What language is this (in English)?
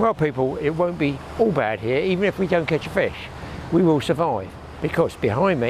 English